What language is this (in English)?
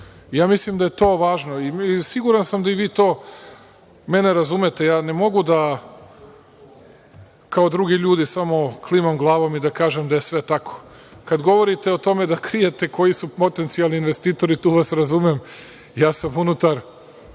Serbian